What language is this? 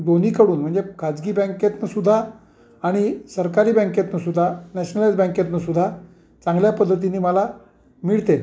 Marathi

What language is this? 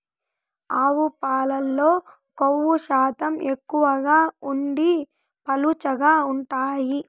Telugu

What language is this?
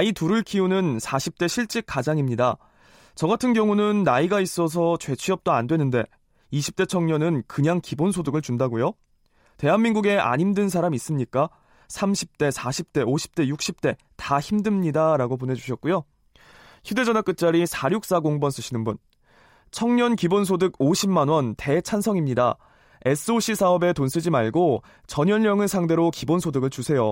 Korean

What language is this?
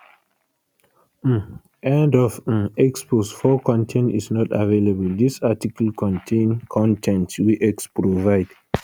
Nigerian Pidgin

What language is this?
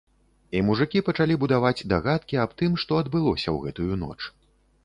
Belarusian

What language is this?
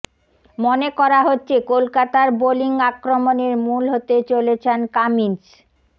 Bangla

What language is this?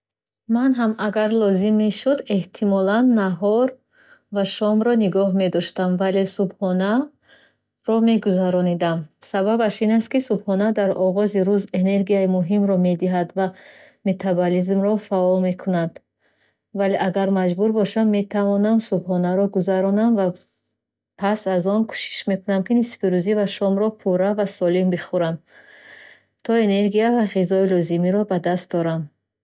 Bukharic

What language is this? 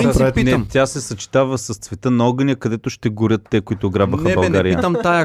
Bulgarian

